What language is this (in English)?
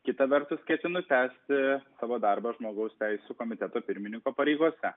Lithuanian